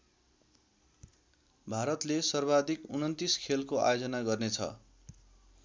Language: Nepali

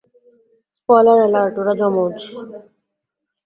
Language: Bangla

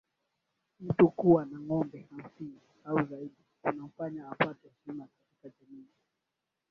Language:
Swahili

